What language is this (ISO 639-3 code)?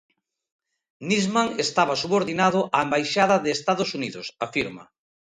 glg